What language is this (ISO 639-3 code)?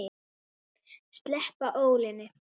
isl